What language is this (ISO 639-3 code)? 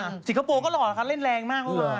tha